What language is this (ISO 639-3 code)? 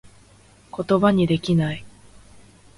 jpn